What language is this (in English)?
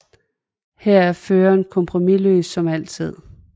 Danish